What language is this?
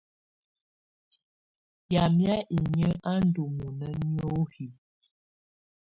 Tunen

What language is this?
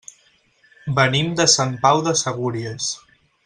Catalan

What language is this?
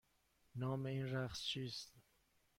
Persian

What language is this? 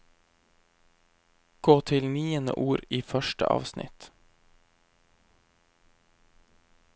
Norwegian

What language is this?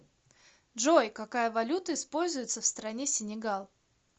Russian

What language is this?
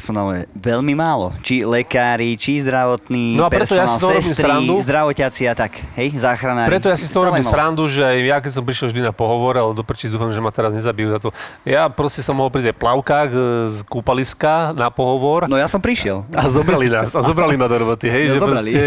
Slovak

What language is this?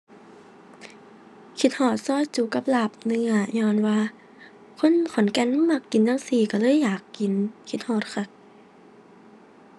Thai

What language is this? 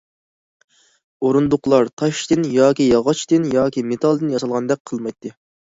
Uyghur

